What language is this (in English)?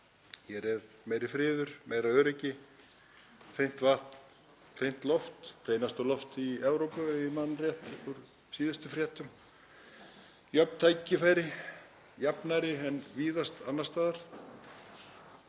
Icelandic